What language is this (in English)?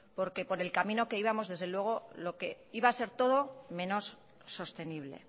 Spanish